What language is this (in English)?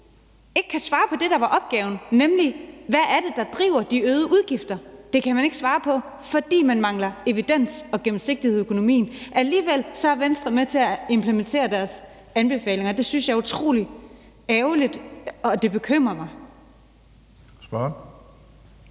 Danish